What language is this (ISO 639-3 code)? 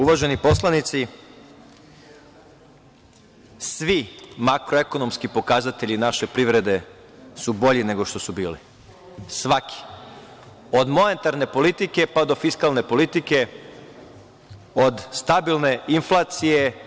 srp